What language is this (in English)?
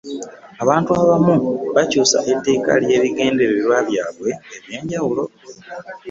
Ganda